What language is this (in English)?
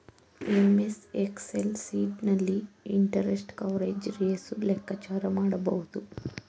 Kannada